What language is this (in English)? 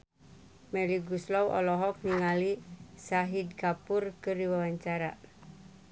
Sundanese